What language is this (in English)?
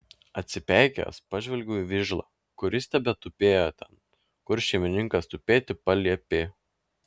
Lithuanian